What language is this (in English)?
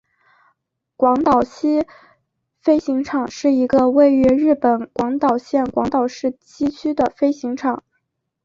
Chinese